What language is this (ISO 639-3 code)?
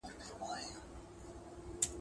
pus